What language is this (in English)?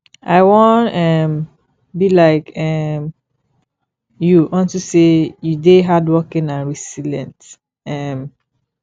Nigerian Pidgin